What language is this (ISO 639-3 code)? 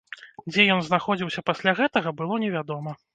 bel